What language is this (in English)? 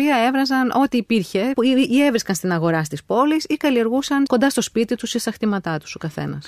Greek